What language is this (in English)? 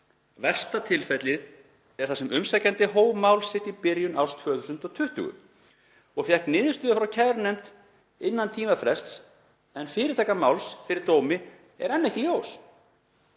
Icelandic